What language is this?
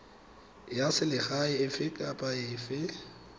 Tswana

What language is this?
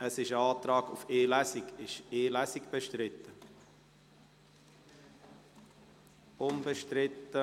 Swiss German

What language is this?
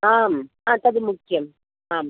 Sanskrit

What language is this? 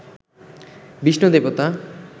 Bangla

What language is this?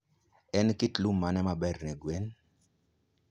Luo (Kenya and Tanzania)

